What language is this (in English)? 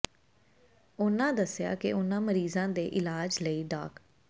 Punjabi